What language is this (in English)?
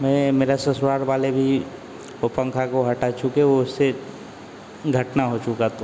Hindi